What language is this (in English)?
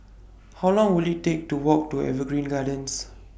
English